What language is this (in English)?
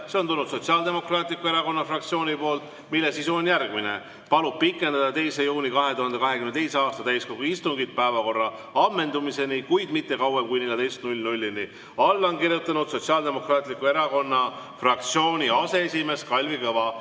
Estonian